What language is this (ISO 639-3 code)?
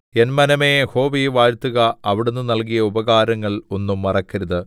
mal